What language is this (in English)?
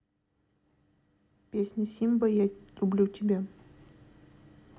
Russian